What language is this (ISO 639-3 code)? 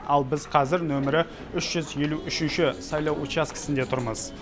kaz